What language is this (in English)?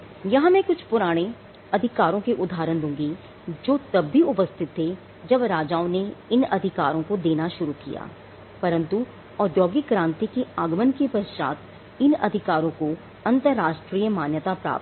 Hindi